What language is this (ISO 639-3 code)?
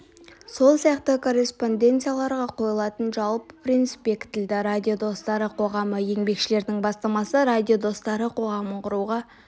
kaz